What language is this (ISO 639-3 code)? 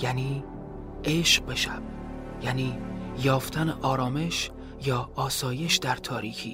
fas